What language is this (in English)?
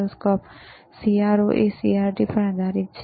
Gujarati